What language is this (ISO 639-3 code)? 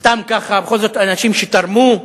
heb